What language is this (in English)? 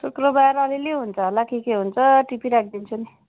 Nepali